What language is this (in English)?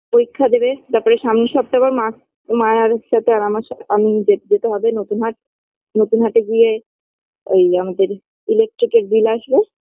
Bangla